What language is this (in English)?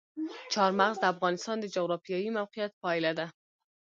Pashto